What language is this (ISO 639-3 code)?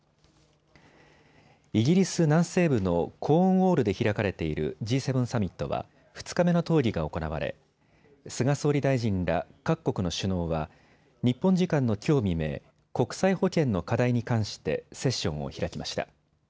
jpn